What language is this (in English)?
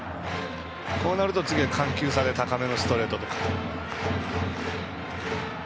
Japanese